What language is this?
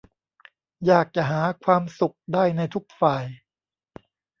Thai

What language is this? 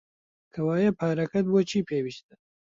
Central Kurdish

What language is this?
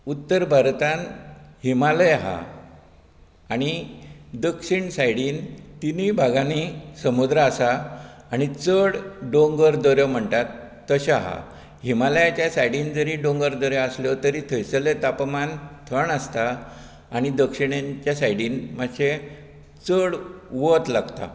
Konkani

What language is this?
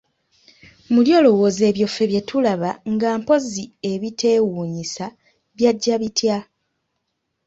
Ganda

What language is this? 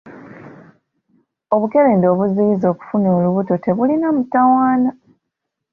Ganda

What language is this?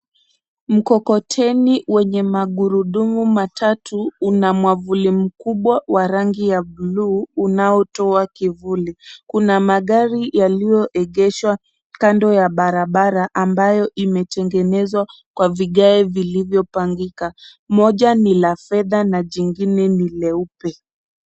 Swahili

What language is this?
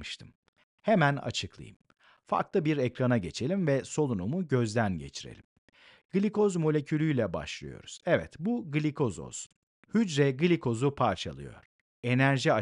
Turkish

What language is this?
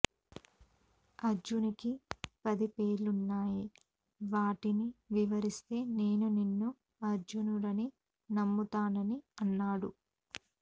Telugu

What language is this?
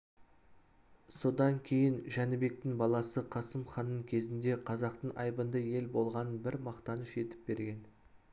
Kazakh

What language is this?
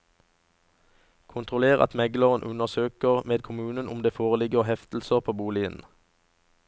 Norwegian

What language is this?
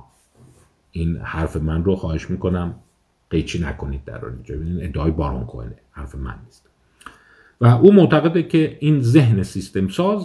Persian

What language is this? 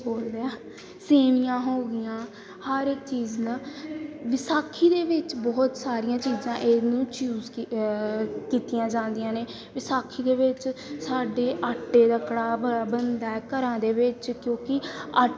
Punjabi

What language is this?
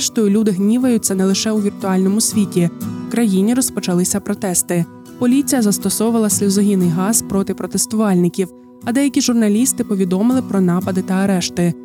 Ukrainian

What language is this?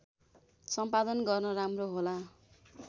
Nepali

